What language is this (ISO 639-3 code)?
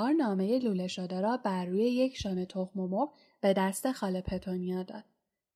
fas